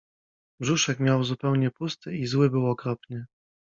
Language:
Polish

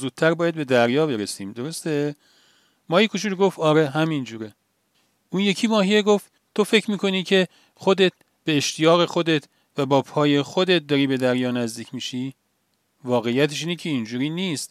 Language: Persian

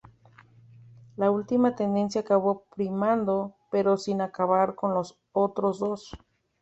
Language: Spanish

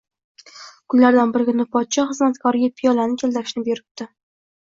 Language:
Uzbek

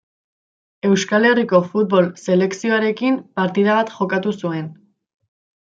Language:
Basque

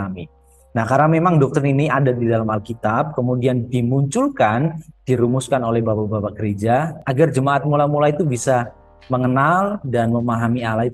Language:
Indonesian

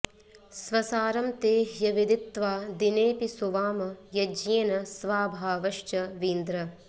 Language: Sanskrit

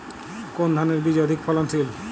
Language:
Bangla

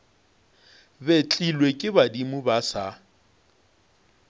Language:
Northern Sotho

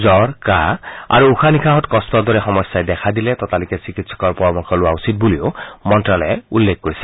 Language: Assamese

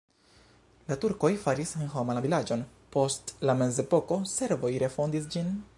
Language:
Esperanto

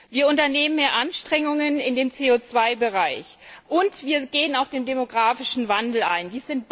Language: German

